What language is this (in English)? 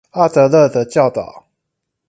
Chinese